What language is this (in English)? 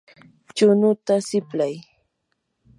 Yanahuanca Pasco Quechua